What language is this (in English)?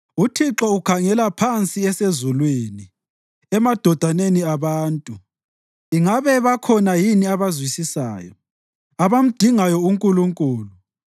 North Ndebele